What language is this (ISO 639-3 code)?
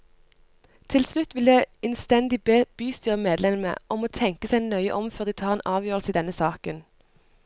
nor